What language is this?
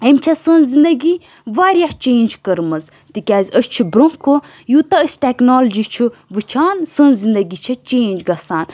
Kashmiri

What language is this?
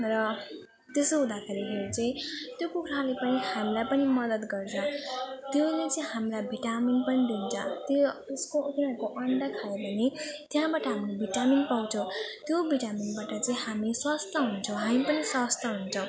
Nepali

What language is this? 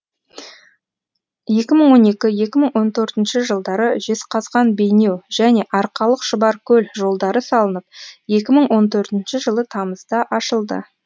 Kazakh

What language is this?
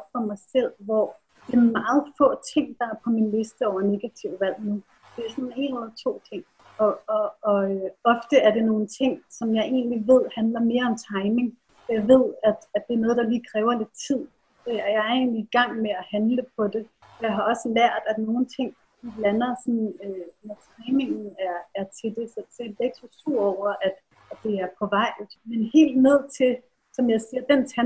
Danish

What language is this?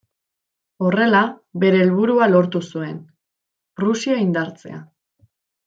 Basque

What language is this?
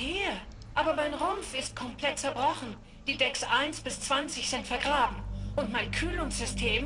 German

